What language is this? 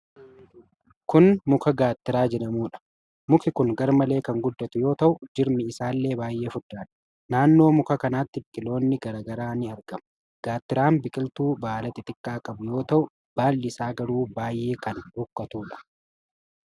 Oromo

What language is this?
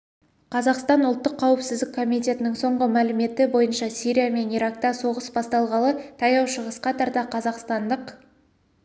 Kazakh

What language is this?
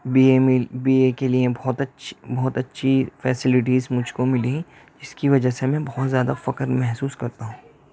Urdu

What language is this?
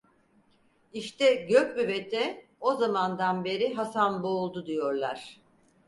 Turkish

